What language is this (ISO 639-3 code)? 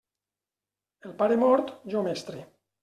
cat